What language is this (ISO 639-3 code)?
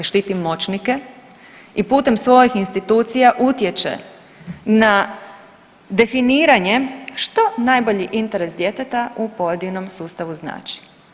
hrv